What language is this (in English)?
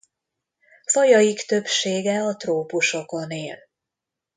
Hungarian